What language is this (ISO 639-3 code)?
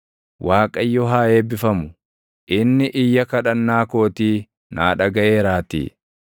orm